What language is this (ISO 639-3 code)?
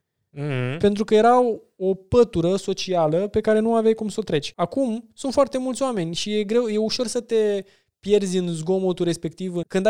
ron